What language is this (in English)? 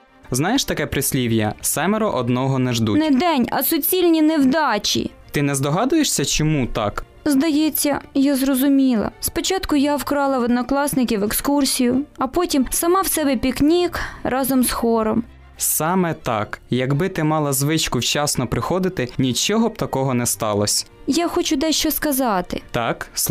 Ukrainian